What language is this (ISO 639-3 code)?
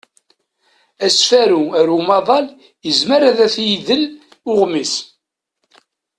kab